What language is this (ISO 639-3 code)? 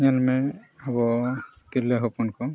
sat